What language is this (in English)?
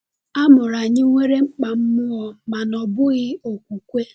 Igbo